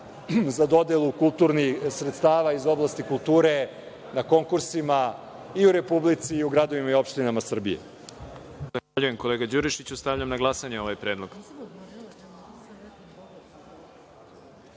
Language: Serbian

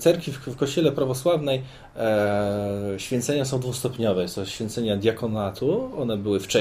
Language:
Polish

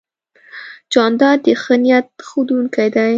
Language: Pashto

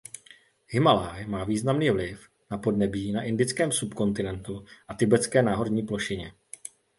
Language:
Czech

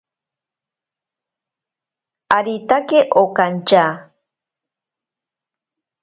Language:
Ashéninka Perené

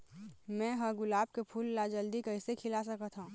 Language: Chhattisgarhi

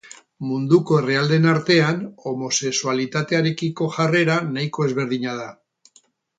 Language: Basque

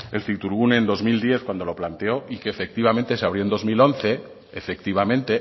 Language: Spanish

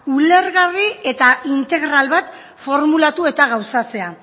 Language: Basque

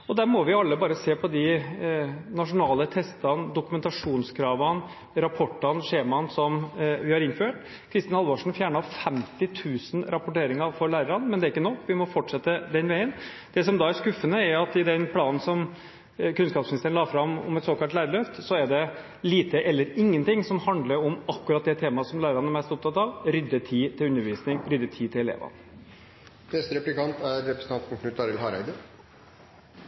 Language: Norwegian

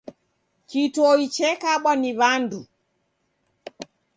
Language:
Taita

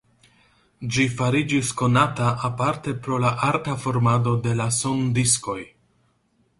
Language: Esperanto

